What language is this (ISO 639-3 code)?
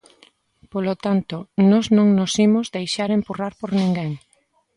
glg